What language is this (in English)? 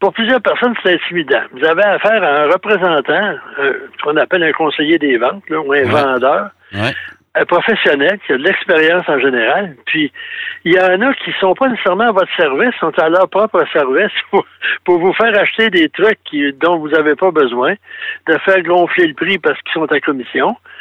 French